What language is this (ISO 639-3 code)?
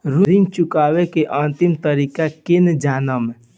bho